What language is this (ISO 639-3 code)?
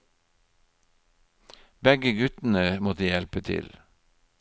nor